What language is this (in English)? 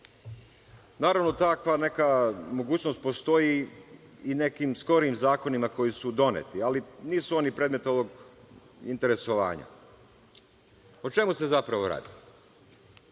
Serbian